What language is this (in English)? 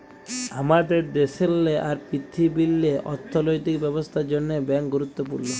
Bangla